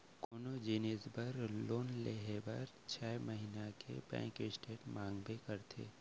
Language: Chhattisgarhi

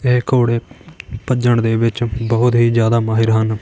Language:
Punjabi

